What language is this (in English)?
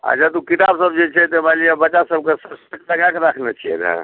Maithili